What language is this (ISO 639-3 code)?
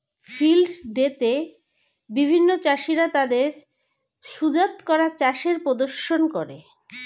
ben